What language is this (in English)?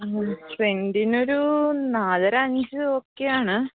Malayalam